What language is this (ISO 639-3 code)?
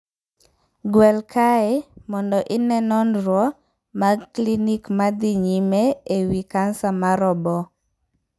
luo